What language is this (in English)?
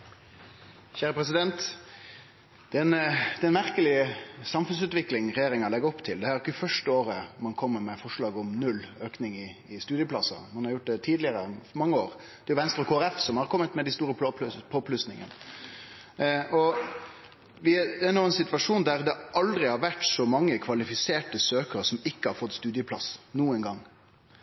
Norwegian Nynorsk